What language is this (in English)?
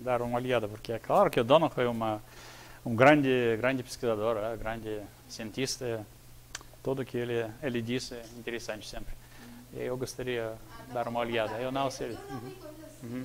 Portuguese